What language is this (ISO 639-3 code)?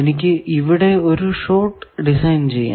mal